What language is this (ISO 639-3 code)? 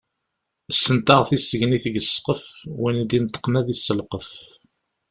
kab